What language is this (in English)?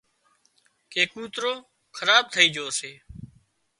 Wadiyara Koli